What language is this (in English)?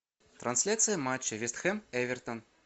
Russian